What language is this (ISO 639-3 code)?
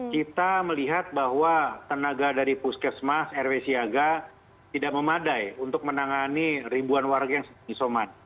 ind